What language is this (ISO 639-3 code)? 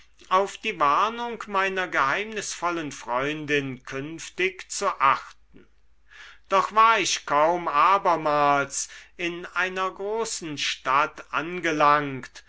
deu